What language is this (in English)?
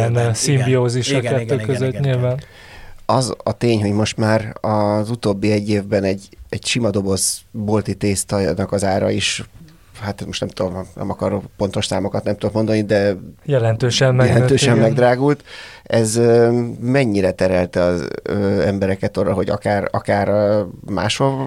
Hungarian